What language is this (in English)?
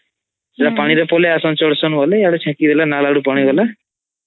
Odia